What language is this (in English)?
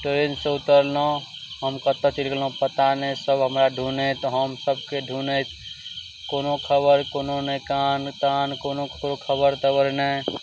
Maithili